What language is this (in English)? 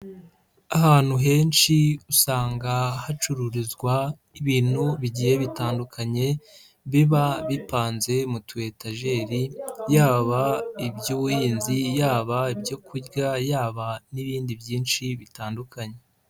Kinyarwanda